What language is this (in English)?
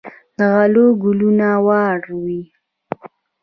Pashto